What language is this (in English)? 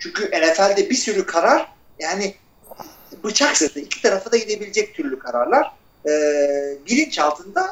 Turkish